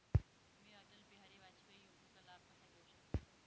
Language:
Marathi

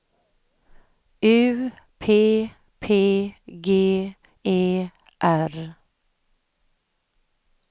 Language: Swedish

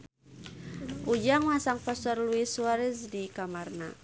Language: Sundanese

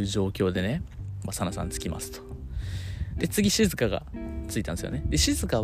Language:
Japanese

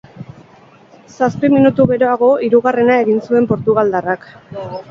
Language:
Basque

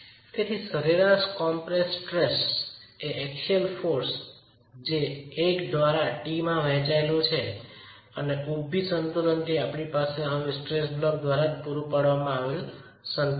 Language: Gujarati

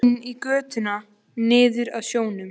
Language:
Icelandic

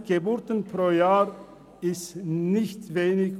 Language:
Swiss German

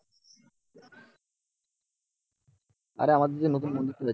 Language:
Bangla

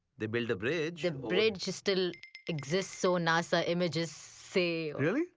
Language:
English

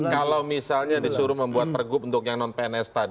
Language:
Indonesian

